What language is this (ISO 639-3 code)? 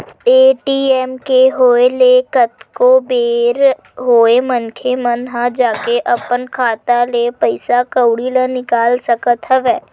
hne